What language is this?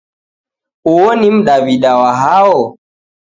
Taita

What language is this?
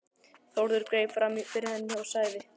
Icelandic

